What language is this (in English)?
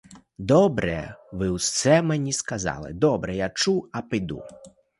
Ukrainian